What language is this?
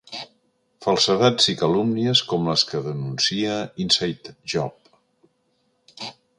Catalan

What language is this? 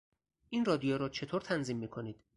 Persian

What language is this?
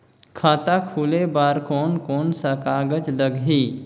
Chhattisgarhi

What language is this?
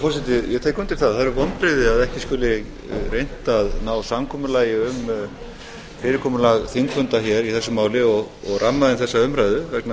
Icelandic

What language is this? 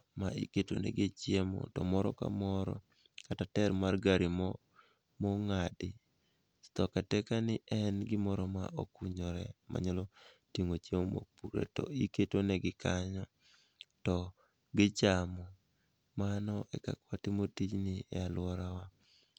Luo (Kenya and Tanzania)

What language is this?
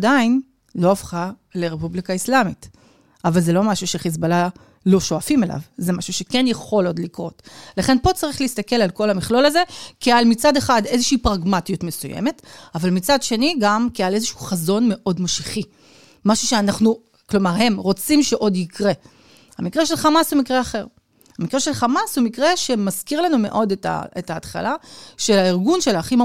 Hebrew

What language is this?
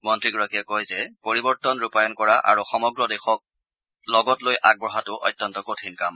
Assamese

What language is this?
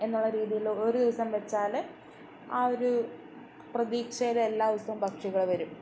Malayalam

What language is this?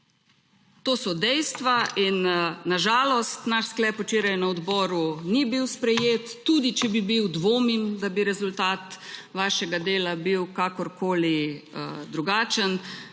Slovenian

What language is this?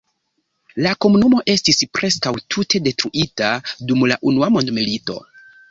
Esperanto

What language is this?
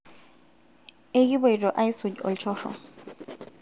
Masai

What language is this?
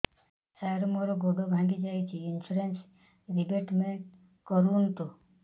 Odia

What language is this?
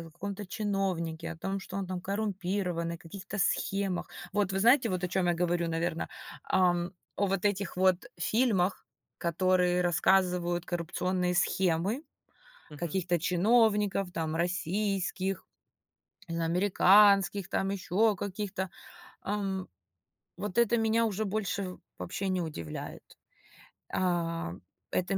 Russian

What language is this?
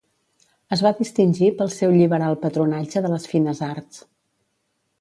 Catalan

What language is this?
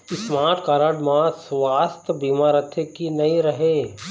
Chhattisgarhi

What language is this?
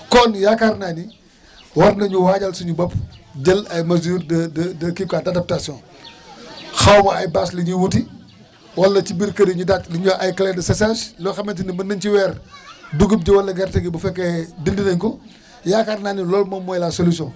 Wolof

